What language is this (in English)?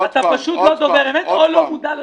Hebrew